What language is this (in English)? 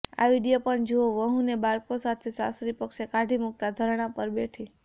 Gujarati